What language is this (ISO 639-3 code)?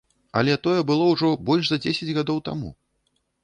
bel